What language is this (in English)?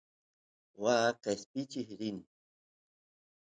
Santiago del Estero Quichua